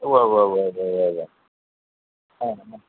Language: Malayalam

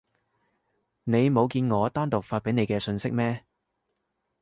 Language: Cantonese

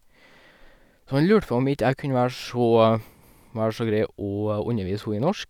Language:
Norwegian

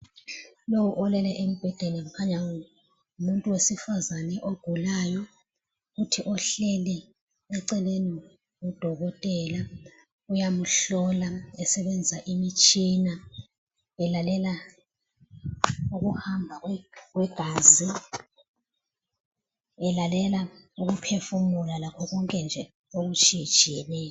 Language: North Ndebele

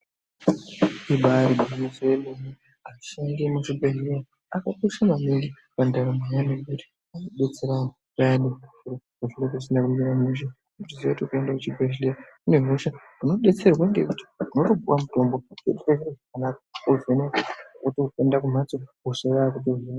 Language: Ndau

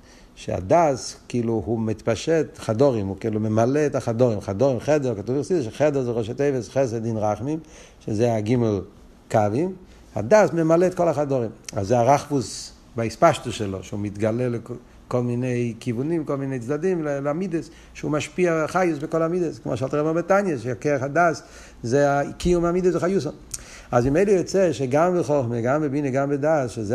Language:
Hebrew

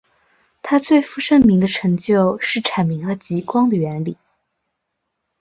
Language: Chinese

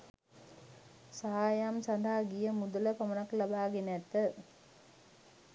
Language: Sinhala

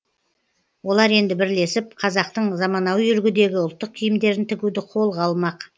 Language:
Kazakh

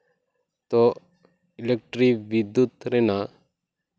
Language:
Santali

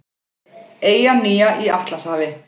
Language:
Icelandic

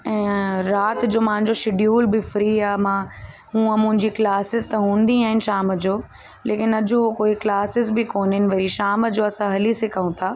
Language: Sindhi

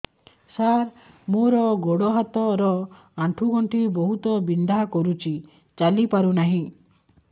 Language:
Odia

